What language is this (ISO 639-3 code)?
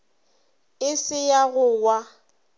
nso